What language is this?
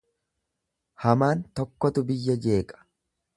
Oromo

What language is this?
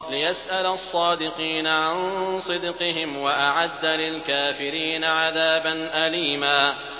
Arabic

